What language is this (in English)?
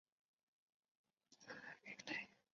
Chinese